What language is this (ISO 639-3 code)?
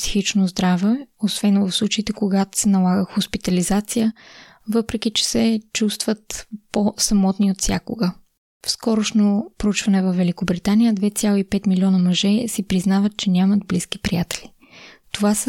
bul